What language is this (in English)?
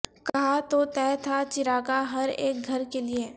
Urdu